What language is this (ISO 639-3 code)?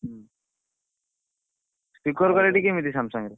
ori